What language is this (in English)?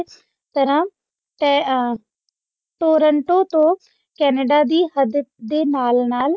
Punjabi